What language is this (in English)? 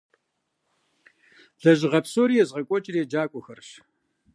Kabardian